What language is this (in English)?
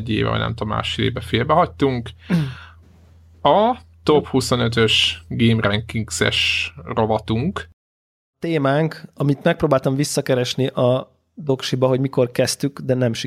Hungarian